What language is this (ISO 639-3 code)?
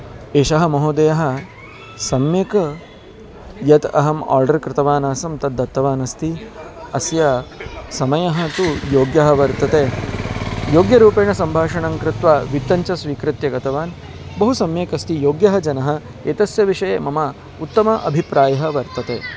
san